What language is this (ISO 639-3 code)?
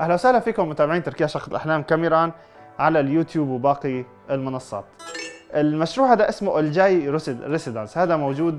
ara